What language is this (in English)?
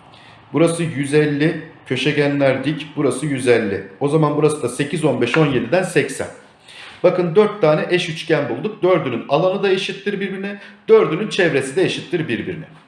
Turkish